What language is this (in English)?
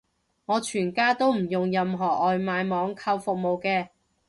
Cantonese